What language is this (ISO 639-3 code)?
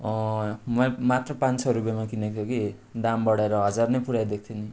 nep